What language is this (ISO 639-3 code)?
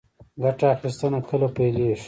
pus